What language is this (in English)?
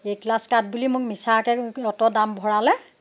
Assamese